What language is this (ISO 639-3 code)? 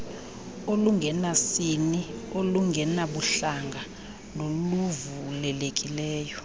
xho